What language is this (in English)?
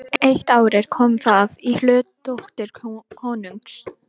Icelandic